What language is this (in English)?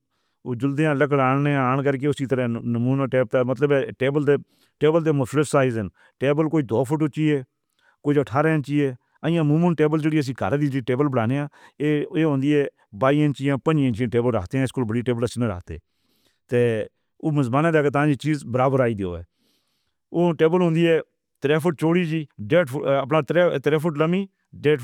Northern Hindko